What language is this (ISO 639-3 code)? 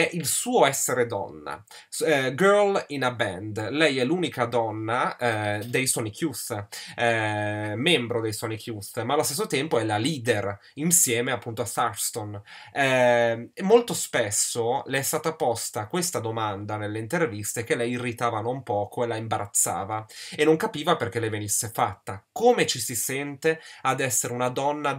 ita